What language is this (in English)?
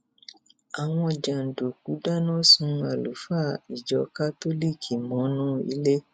Yoruba